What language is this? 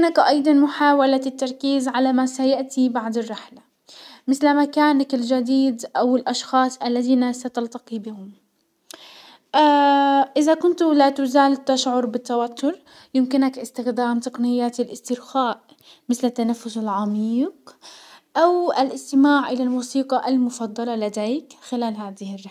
Hijazi Arabic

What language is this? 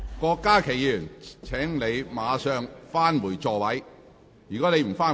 Cantonese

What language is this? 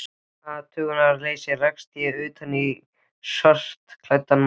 Icelandic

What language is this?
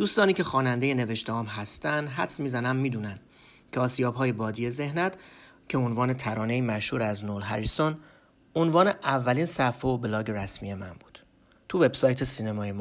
Persian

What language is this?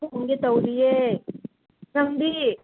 Manipuri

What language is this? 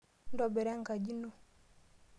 Masai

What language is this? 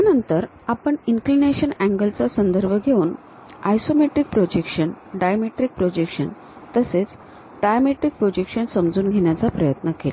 Marathi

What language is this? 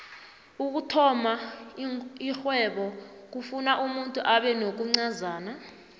South Ndebele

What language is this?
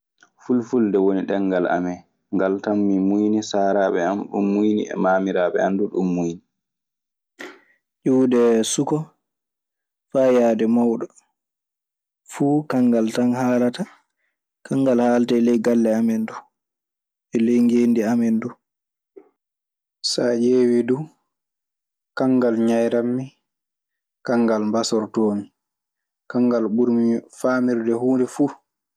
Maasina Fulfulde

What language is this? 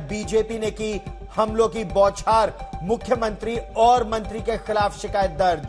Hindi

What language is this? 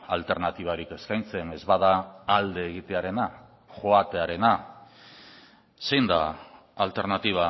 Basque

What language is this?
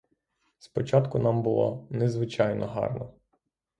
Ukrainian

